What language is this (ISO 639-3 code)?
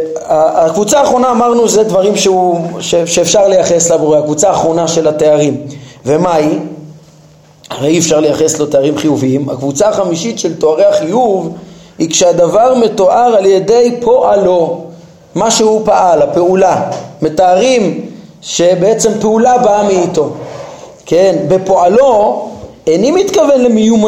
heb